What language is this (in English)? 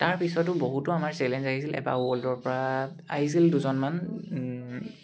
Assamese